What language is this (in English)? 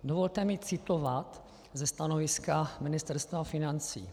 Czech